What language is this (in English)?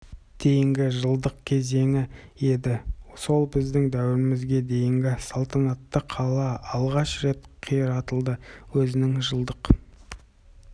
Kazakh